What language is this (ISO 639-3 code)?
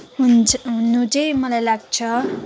nep